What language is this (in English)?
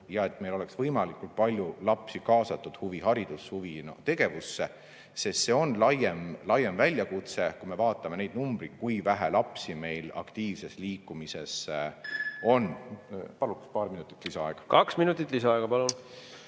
Estonian